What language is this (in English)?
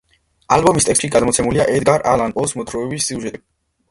Georgian